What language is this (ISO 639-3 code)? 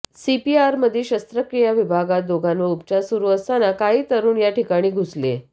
mar